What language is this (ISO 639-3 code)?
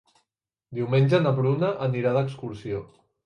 cat